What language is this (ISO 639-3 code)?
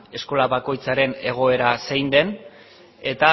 eus